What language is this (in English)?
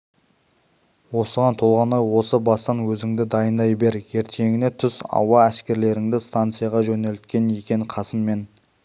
Kazakh